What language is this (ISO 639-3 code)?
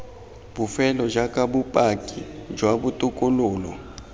tsn